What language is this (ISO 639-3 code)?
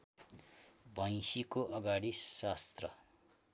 nep